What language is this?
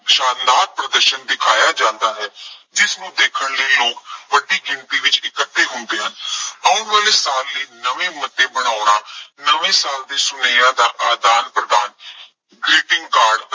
Punjabi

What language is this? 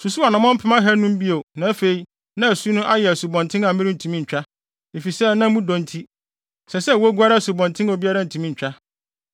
Akan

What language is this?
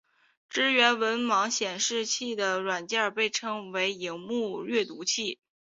Chinese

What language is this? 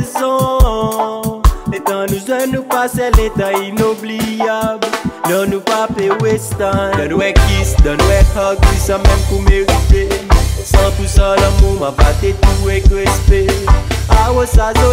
Thai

